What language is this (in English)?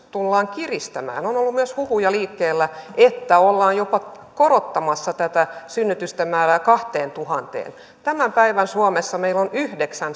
Finnish